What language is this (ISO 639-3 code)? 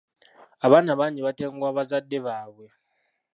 lug